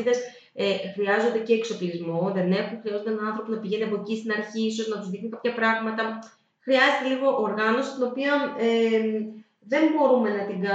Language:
Greek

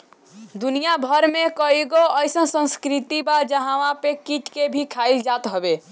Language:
Bhojpuri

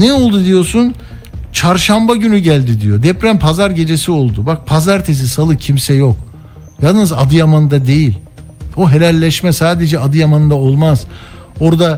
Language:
Turkish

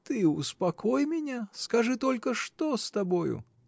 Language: Russian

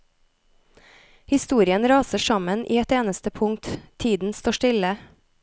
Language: Norwegian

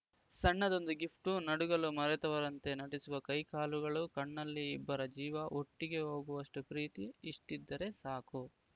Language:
Kannada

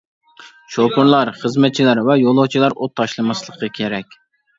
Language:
Uyghur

